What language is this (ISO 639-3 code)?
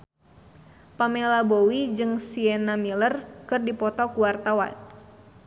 sun